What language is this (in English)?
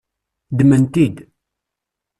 Kabyle